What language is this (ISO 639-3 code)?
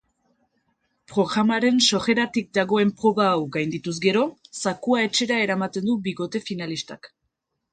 eus